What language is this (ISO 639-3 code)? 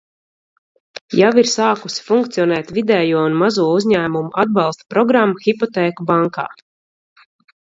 lav